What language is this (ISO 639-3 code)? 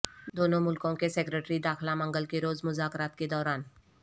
urd